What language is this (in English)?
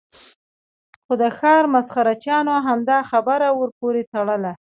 Pashto